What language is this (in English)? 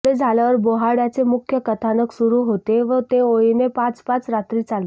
Marathi